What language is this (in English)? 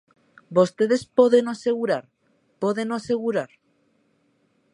Galician